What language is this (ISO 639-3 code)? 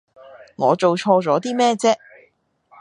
yue